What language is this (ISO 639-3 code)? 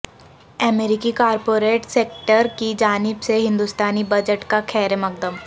urd